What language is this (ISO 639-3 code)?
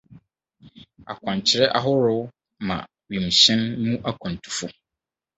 aka